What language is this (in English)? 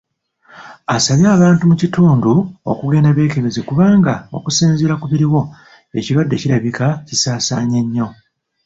Ganda